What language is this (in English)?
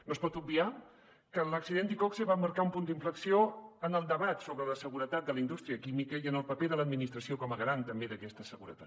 Catalan